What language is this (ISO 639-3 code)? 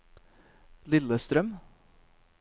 nor